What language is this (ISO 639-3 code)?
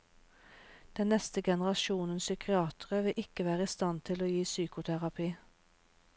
nor